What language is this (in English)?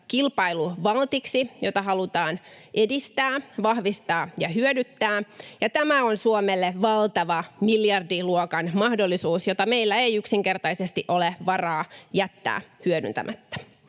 Finnish